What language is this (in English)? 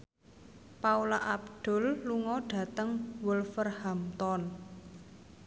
Javanese